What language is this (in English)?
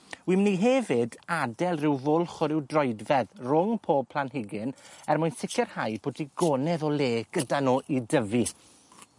Welsh